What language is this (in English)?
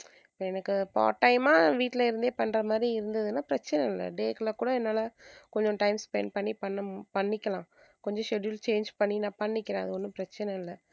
Tamil